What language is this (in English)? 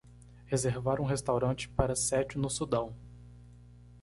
Portuguese